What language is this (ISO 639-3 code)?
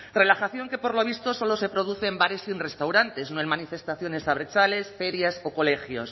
spa